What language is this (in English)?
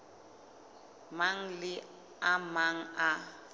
Southern Sotho